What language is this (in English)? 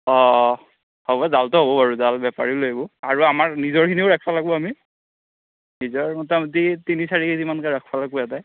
Assamese